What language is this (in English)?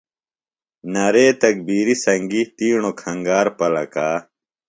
Phalura